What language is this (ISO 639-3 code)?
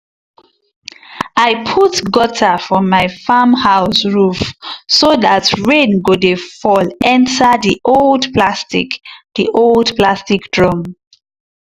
pcm